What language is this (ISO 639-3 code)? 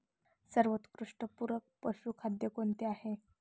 mar